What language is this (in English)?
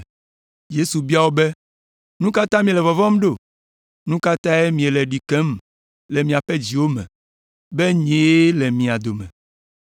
Ewe